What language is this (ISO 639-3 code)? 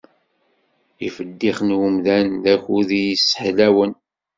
kab